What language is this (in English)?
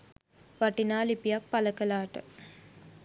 Sinhala